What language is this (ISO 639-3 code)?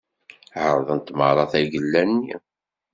kab